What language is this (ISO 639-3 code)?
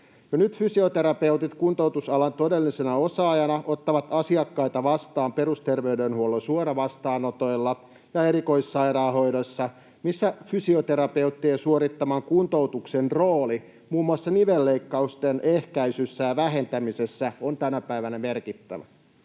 fin